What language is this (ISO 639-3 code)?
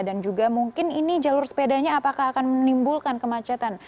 ind